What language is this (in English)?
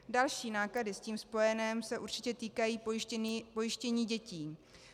Czech